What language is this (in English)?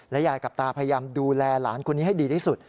Thai